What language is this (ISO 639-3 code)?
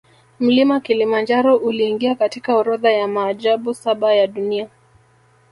swa